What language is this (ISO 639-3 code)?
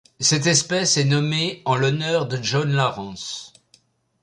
fra